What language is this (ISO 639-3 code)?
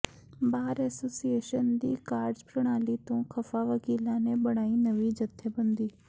pan